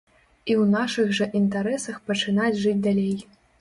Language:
Belarusian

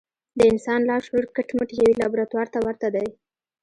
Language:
Pashto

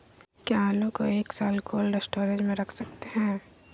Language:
Magahi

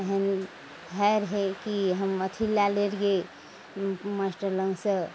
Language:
Maithili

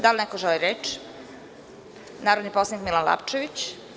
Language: Serbian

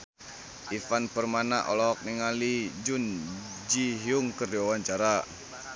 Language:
Sundanese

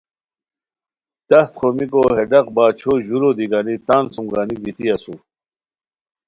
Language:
Khowar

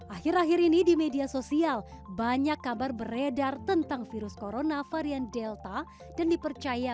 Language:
Indonesian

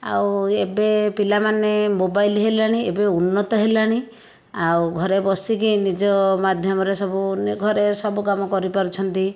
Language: Odia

